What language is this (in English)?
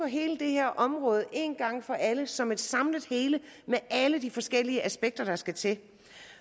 Danish